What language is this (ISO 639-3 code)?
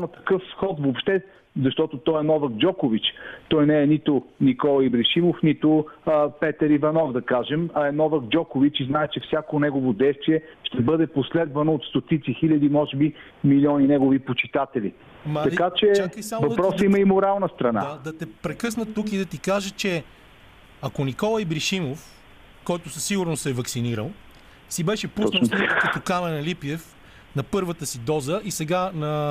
bul